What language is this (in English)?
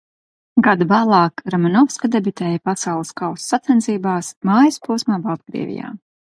Latvian